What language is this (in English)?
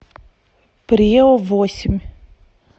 Russian